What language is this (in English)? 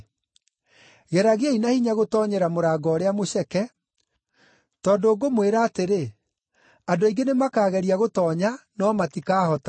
Kikuyu